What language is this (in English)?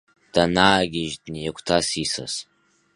Abkhazian